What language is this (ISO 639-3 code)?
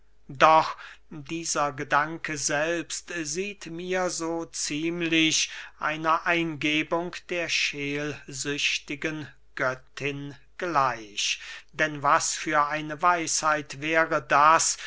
deu